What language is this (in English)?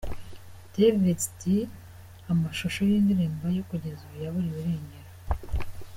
Kinyarwanda